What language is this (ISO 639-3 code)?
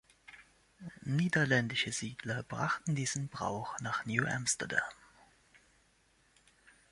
deu